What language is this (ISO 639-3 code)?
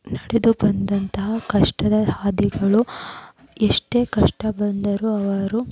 kan